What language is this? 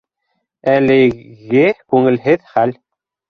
Bashkir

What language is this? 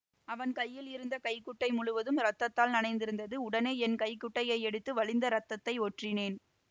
Tamil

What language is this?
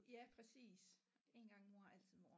Danish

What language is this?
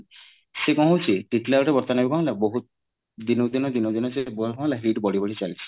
Odia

